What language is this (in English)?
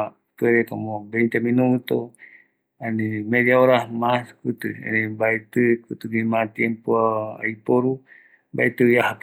Eastern Bolivian Guaraní